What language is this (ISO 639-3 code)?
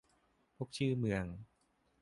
tha